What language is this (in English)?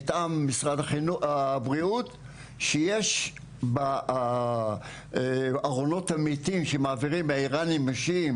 Hebrew